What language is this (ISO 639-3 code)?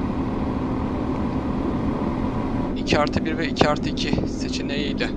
tur